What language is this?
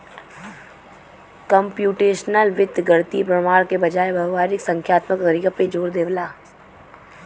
Bhojpuri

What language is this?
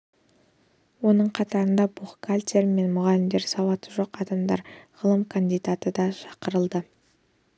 Kazakh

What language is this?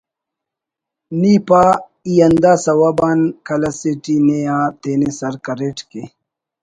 Brahui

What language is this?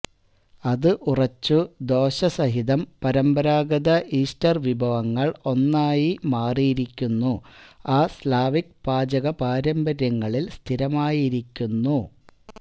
Malayalam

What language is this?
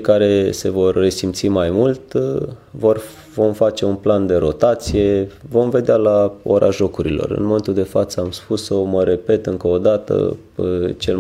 Romanian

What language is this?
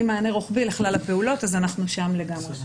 Hebrew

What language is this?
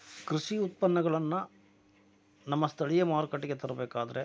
Kannada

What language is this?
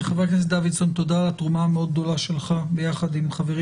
Hebrew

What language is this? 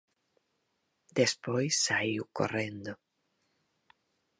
Galician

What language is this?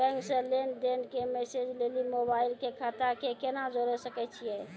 Maithili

